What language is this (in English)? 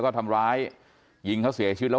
Thai